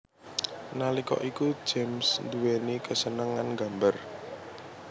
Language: Javanese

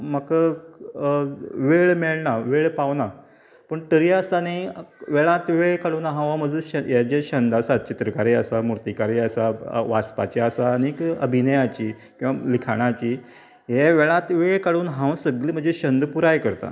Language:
Konkani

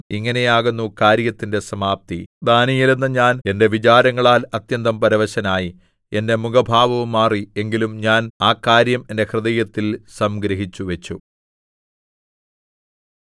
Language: Malayalam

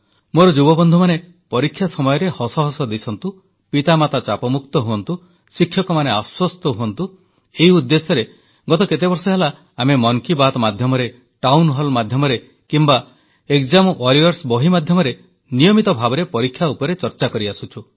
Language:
Odia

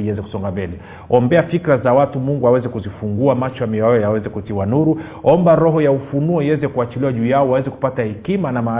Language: Swahili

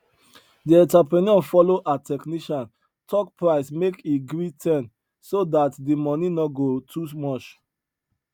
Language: Nigerian Pidgin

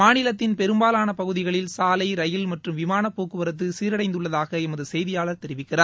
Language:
Tamil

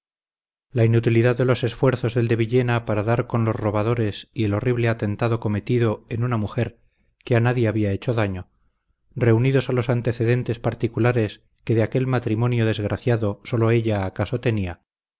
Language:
Spanish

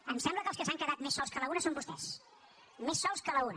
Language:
Catalan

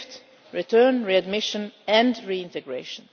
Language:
English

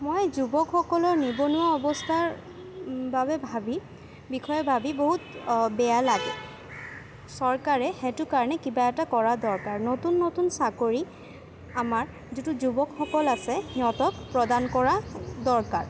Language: Assamese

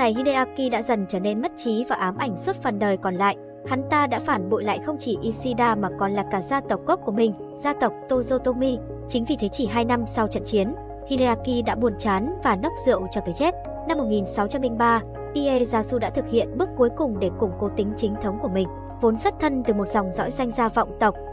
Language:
Vietnamese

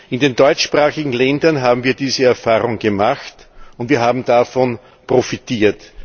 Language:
German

